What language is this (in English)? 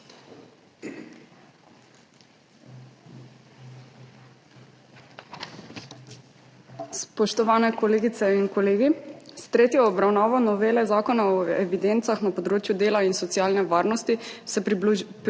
Slovenian